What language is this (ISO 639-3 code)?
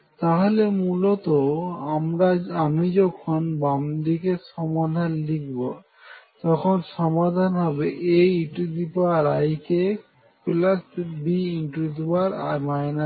ben